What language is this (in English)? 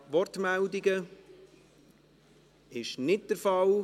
Swiss German